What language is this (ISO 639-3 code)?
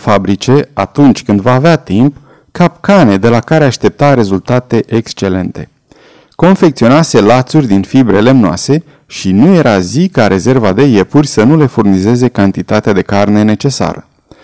ron